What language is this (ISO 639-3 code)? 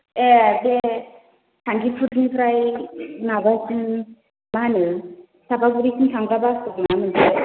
brx